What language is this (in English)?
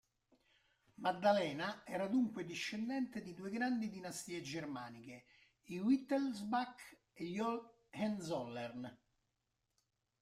Italian